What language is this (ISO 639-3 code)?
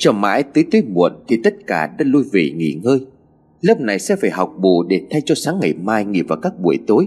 vie